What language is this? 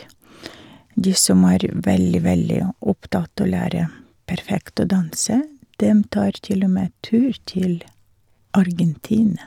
Norwegian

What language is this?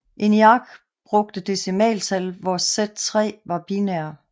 Danish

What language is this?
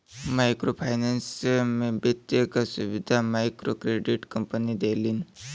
Bhojpuri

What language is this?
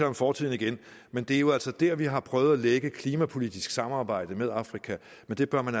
Danish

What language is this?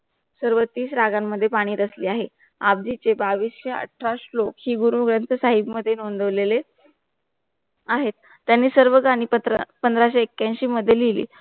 Marathi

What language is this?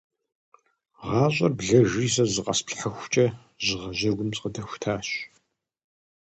Kabardian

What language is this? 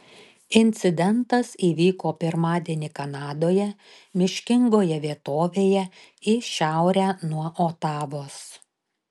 Lithuanian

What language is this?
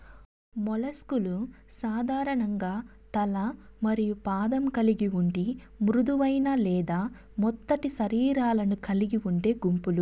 Telugu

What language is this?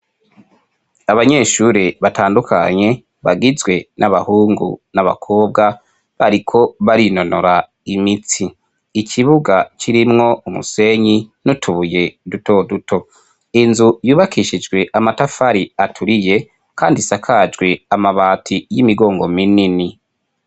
Rundi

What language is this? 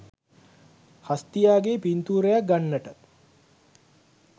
Sinhala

